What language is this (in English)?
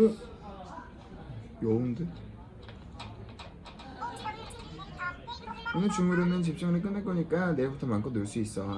Korean